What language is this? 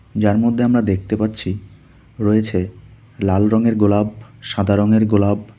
Bangla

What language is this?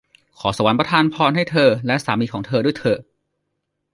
Thai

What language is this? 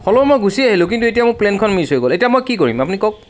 Assamese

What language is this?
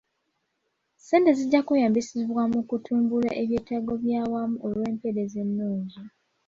Ganda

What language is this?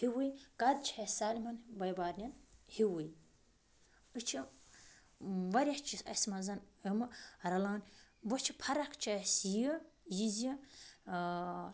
Kashmiri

